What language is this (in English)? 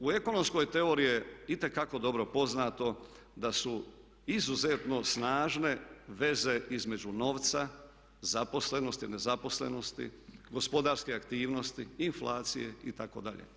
Croatian